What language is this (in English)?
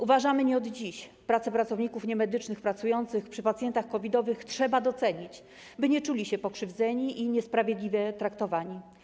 Polish